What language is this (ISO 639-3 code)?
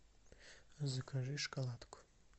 rus